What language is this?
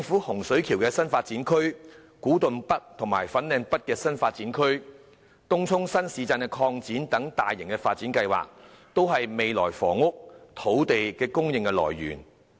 Cantonese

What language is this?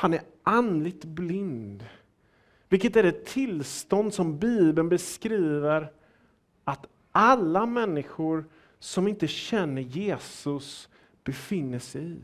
Swedish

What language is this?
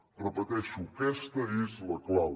Catalan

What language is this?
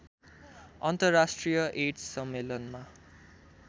Nepali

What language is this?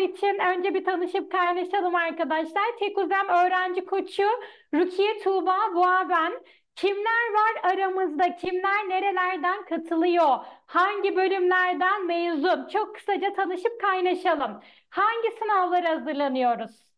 Turkish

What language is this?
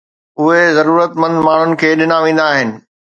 Sindhi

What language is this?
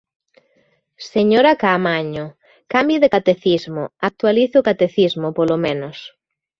Galician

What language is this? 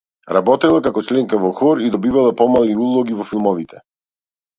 Macedonian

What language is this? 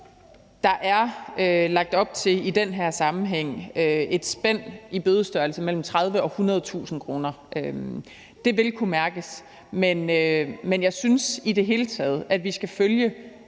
Danish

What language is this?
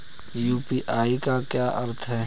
Hindi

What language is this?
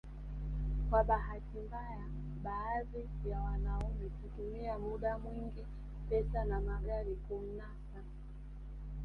Swahili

